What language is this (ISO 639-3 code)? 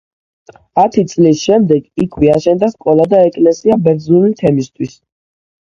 kat